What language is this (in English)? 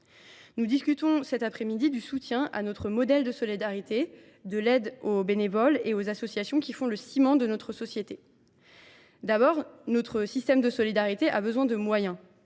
French